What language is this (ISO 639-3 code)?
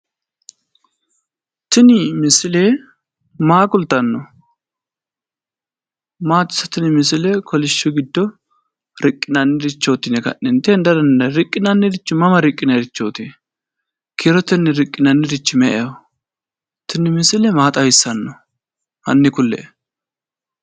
sid